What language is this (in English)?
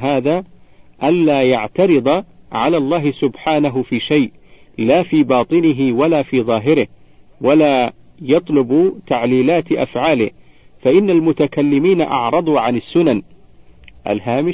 Arabic